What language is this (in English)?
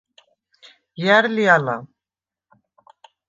Svan